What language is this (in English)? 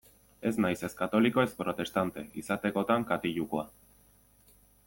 Basque